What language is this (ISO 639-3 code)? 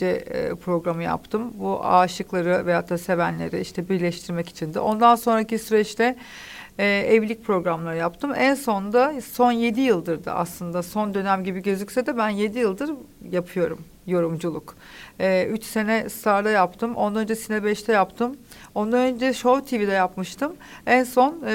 tur